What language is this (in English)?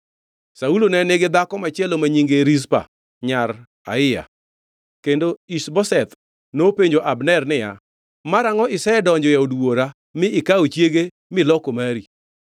Luo (Kenya and Tanzania)